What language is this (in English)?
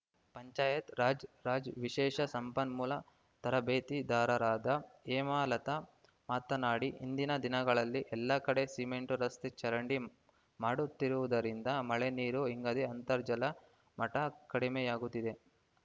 Kannada